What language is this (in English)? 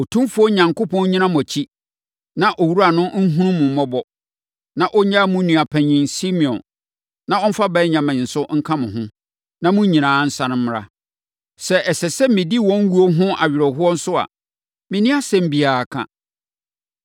Akan